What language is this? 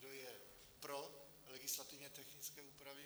Czech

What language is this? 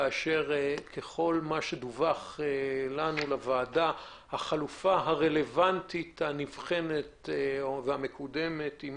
Hebrew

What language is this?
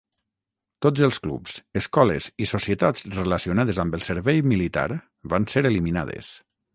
Catalan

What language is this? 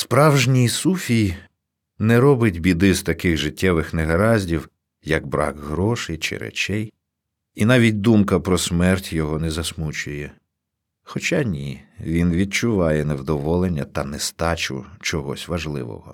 Ukrainian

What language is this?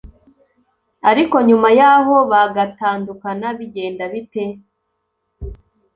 Kinyarwanda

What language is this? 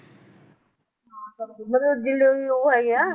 Punjabi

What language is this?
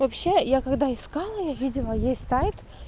Russian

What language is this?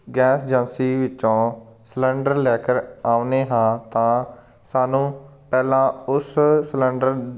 Punjabi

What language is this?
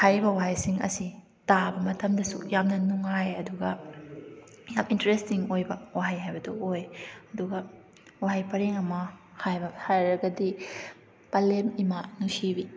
Manipuri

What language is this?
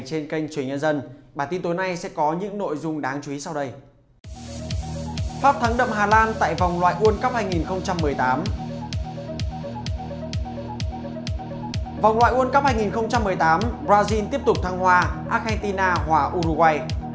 Vietnamese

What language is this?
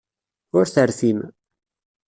Kabyle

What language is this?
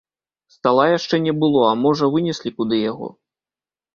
Belarusian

